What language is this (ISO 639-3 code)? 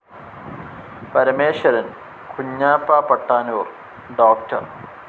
mal